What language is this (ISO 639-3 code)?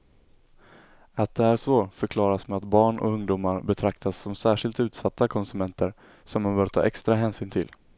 swe